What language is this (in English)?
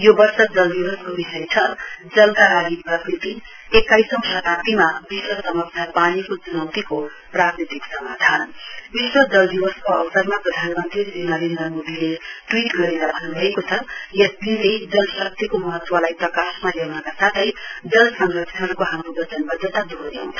Nepali